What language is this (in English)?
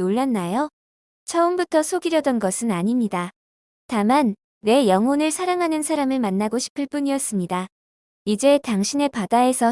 Korean